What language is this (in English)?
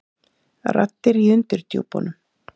Icelandic